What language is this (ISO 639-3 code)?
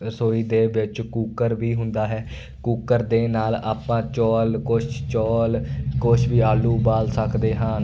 pan